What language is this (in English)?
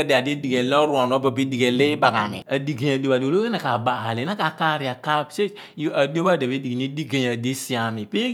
Abua